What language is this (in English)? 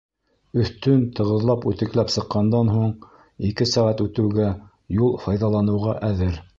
Bashkir